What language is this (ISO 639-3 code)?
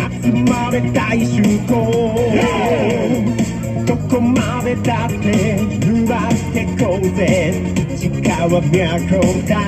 jpn